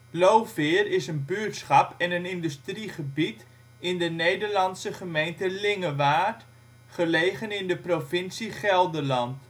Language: Dutch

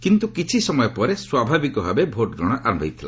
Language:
Odia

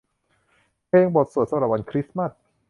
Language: Thai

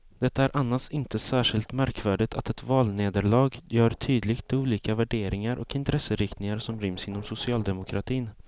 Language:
Swedish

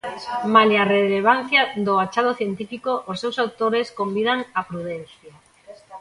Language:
Galician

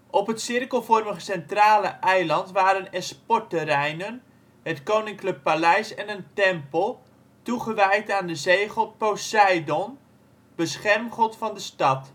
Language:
Dutch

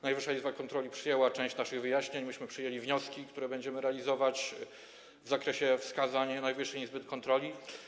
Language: Polish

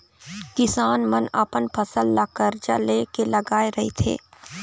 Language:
Chhattisgarhi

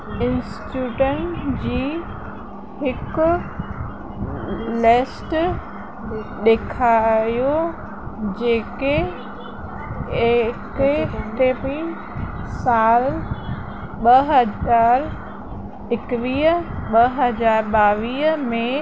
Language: Sindhi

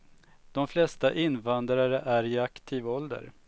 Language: Swedish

